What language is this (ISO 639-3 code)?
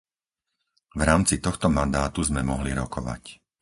slk